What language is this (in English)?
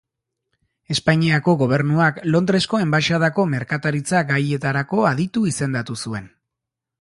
Basque